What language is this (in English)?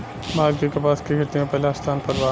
Bhojpuri